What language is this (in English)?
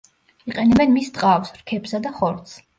Georgian